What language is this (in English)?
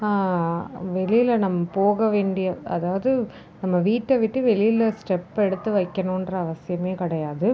Tamil